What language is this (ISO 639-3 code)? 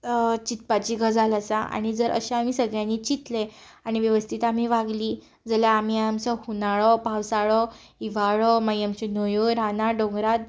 kok